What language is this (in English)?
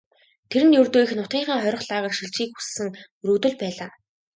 Mongolian